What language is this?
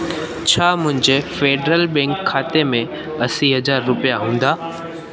Sindhi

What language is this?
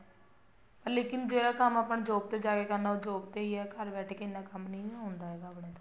Punjabi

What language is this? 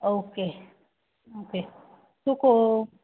Konkani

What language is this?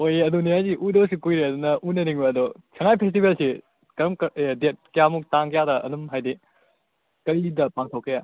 Manipuri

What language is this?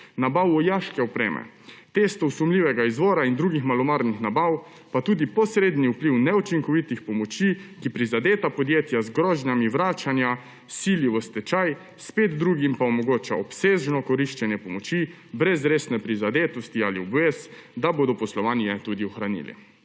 Slovenian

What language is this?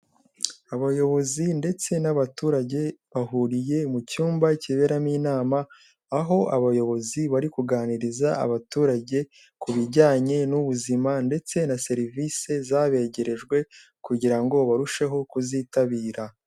Kinyarwanda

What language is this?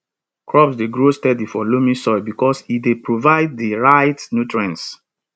Nigerian Pidgin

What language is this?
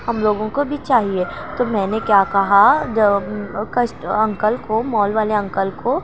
Urdu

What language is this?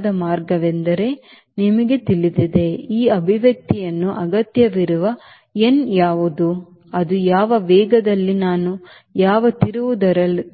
Kannada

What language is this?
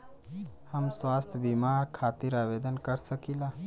Bhojpuri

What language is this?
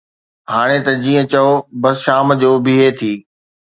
Sindhi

